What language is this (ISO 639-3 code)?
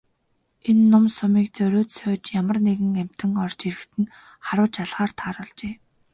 mon